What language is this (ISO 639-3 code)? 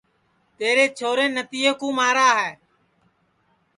ssi